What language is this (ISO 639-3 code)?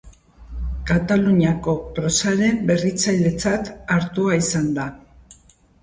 eus